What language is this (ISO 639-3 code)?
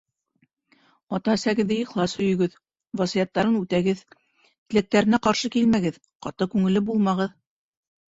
bak